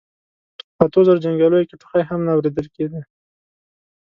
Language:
Pashto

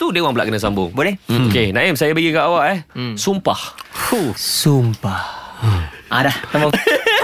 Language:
Malay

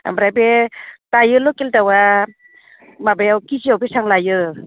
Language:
Bodo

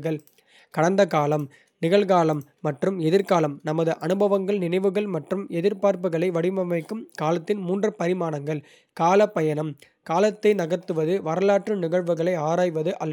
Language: Kota (India)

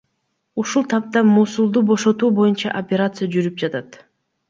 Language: Kyrgyz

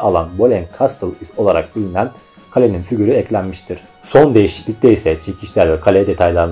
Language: Turkish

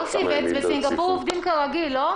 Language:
Hebrew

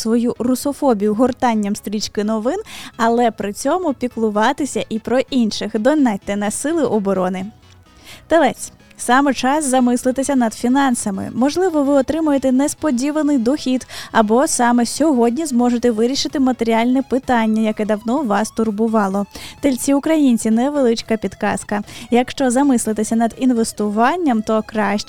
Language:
Ukrainian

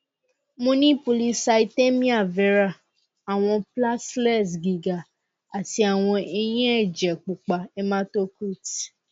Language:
Yoruba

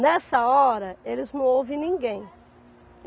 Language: Portuguese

